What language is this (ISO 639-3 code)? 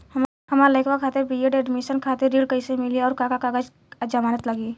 bho